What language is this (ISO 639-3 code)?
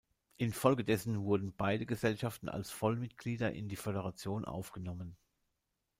deu